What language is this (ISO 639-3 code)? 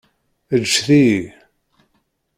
kab